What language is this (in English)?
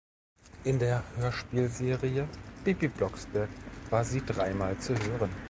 German